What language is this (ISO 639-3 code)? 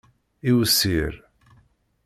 kab